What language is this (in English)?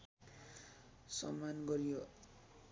Nepali